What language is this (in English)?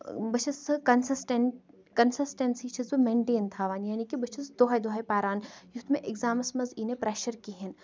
Kashmiri